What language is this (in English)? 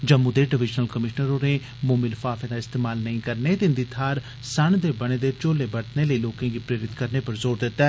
Dogri